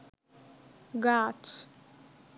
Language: Bangla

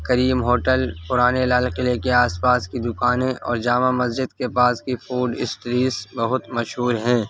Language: Urdu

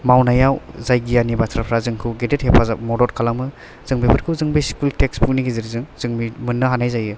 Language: Bodo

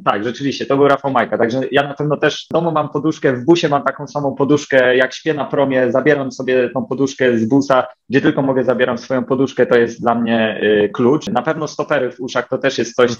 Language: Polish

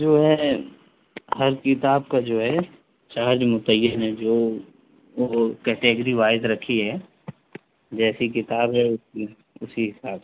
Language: Urdu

